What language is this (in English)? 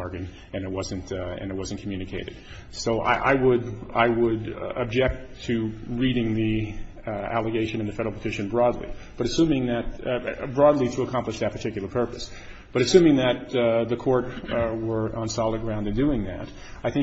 English